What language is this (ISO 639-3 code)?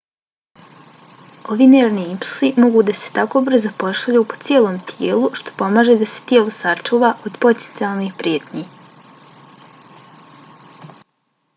bos